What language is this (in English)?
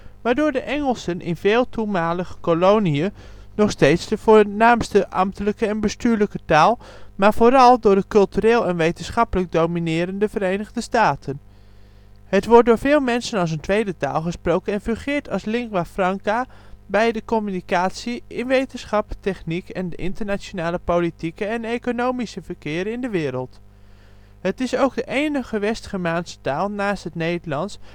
Dutch